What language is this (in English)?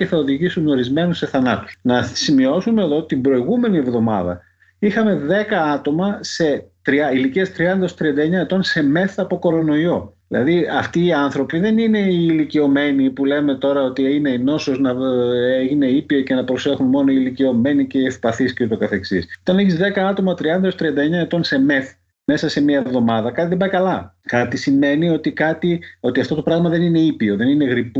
Greek